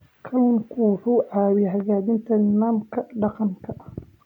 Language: Somali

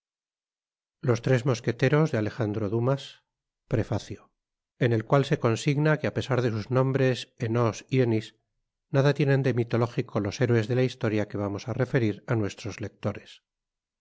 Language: Spanish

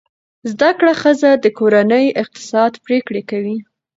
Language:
Pashto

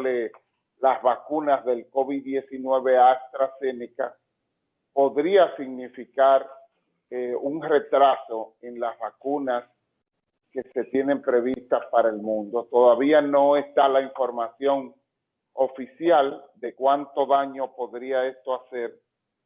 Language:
Spanish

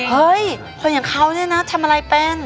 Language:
Thai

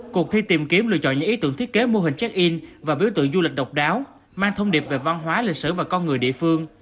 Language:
Vietnamese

